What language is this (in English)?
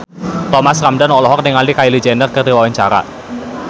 Sundanese